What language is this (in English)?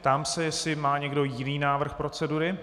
Czech